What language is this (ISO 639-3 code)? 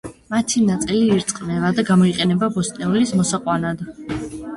kat